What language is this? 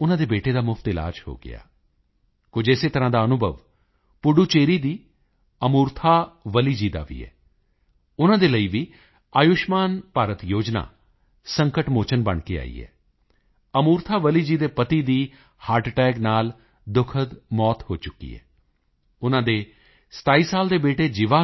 Punjabi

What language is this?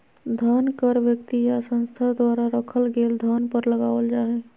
Magahi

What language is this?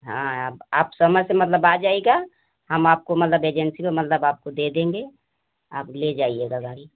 Hindi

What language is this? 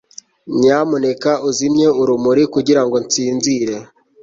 Kinyarwanda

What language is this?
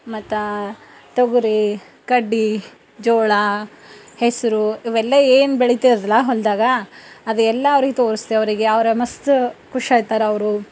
Kannada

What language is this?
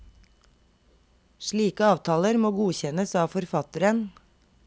Norwegian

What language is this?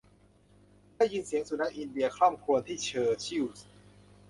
Thai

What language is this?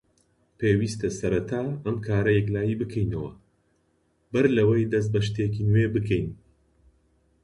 Central Kurdish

